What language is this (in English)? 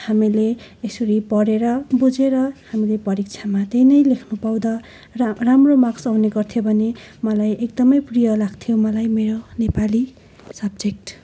Nepali